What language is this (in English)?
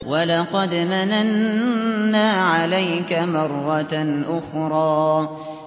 Arabic